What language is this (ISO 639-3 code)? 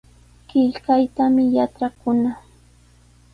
qws